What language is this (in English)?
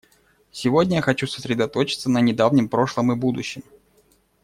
Russian